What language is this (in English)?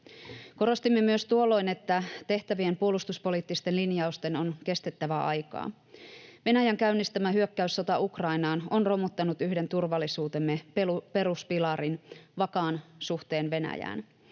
Finnish